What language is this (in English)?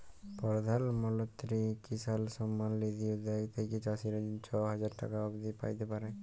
Bangla